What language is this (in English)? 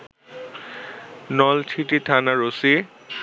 Bangla